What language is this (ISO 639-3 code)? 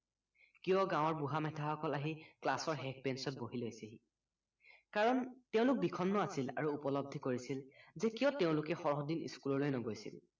asm